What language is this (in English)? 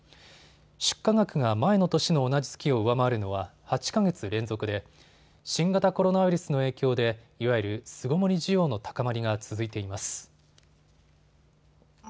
Japanese